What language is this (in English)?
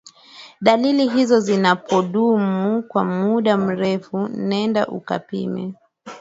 Swahili